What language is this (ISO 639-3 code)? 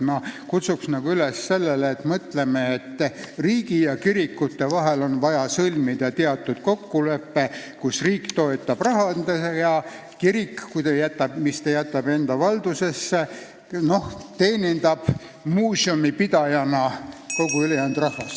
est